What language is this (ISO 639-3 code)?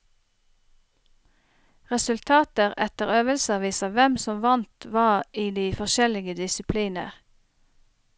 nor